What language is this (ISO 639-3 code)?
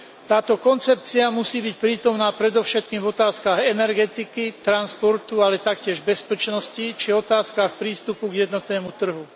slk